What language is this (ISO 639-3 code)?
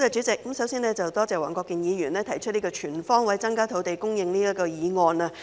yue